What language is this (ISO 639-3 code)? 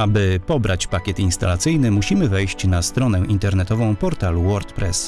pol